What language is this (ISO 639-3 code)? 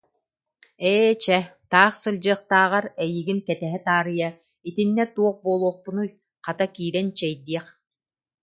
sah